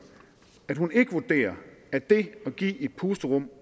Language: Danish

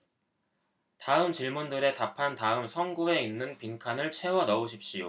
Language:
Korean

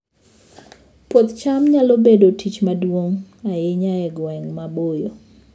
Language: Luo (Kenya and Tanzania)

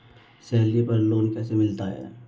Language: Hindi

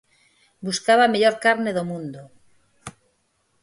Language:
Galician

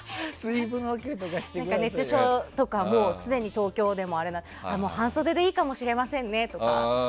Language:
Japanese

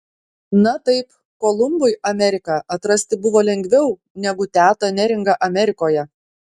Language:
Lithuanian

